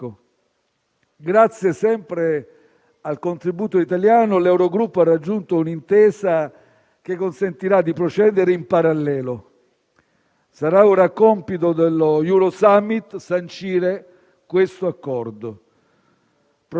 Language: Italian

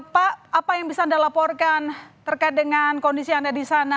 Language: Indonesian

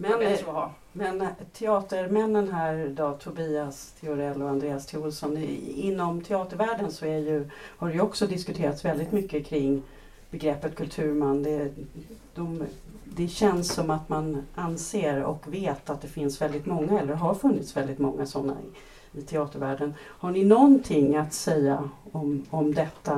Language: Swedish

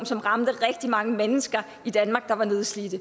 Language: Danish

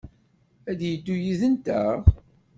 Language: Kabyle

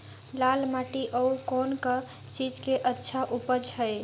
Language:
Chhattisgarhi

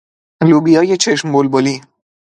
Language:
Persian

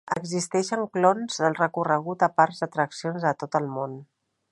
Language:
Catalan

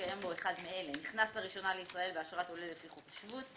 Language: Hebrew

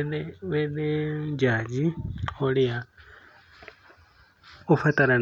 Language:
Kikuyu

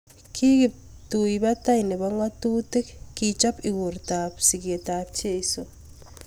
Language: Kalenjin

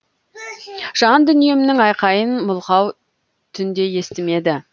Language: Kazakh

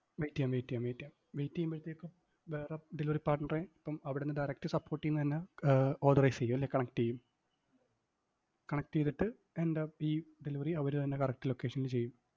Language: Malayalam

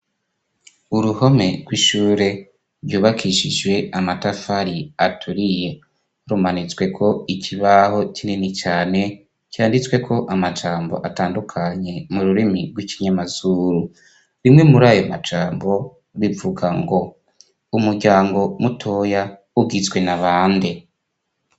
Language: Rundi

